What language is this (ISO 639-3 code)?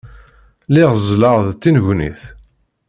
kab